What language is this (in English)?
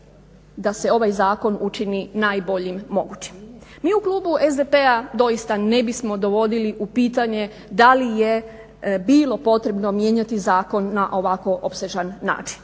Croatian